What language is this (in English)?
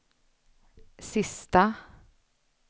Swedish